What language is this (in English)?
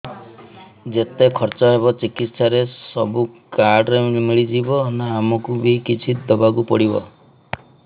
Odia